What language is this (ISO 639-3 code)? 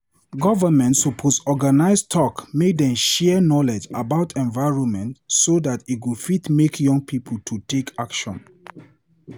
pcm